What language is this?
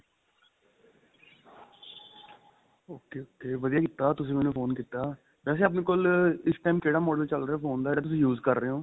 Punjabi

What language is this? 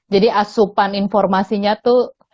Indonesian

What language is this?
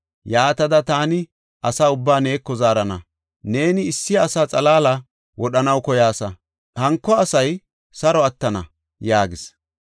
Gofa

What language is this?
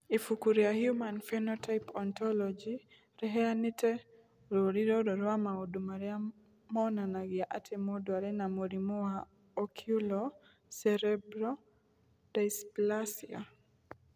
Kikuyu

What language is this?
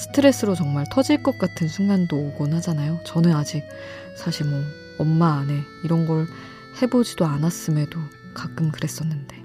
Korean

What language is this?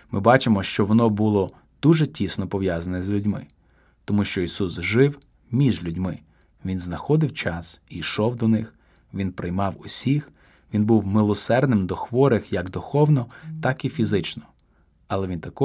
Ukrainian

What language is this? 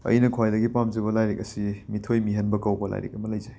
Manipuri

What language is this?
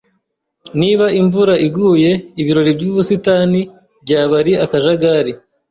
Kinyarwanda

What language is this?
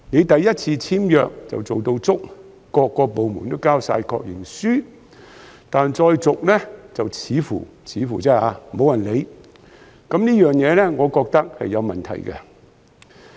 Cantonese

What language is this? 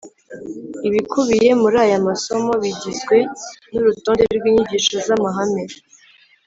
Kinyarwanda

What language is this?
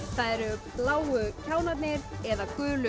Icelandic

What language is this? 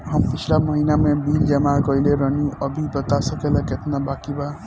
Bhojpuri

